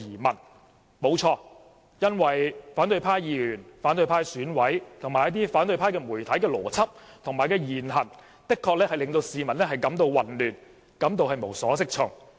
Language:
Cantonese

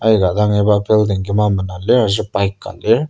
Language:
Ao Naga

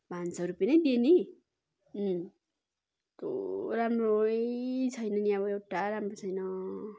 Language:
Nepali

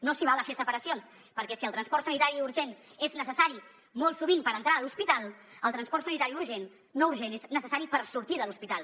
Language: Catalan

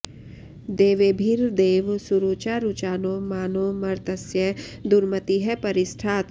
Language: Sanskrit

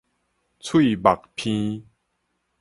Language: Min Nan Chinese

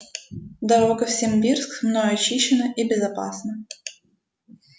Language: Russian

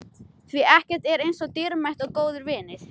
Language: Icelandic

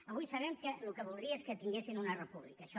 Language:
Catalan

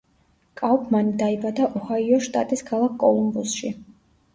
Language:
Georgian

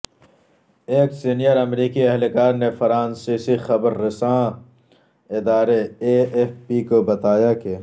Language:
Urdu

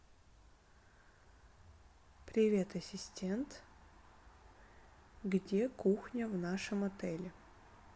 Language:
Russian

